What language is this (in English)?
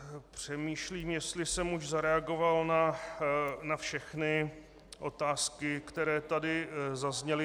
Czech